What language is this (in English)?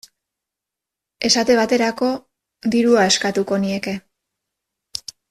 Basque